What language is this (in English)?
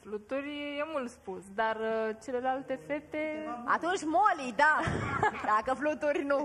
Romanian